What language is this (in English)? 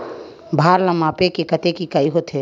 Chhattisgarhi